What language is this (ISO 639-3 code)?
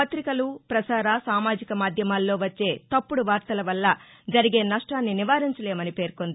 tel